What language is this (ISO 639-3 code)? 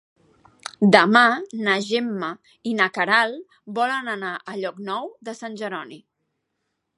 cat